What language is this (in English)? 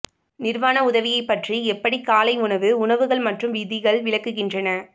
Tamil